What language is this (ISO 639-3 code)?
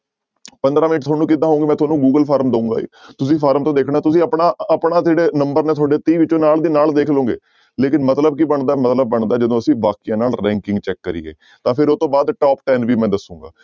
pan